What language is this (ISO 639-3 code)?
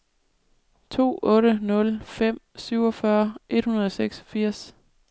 dan